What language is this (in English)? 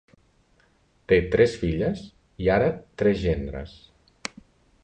Catalan